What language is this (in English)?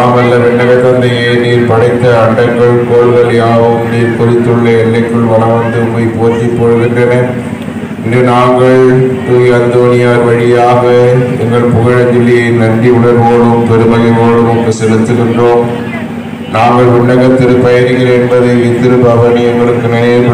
Tamil